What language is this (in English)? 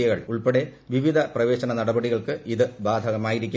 Malayalam